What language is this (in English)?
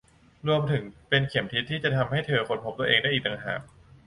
Thai